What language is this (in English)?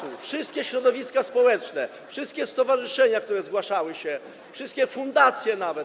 Polish